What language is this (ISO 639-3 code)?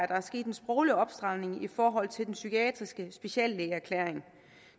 dan